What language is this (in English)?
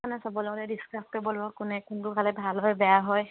Assamese